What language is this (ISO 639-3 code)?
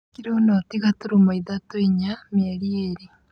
kik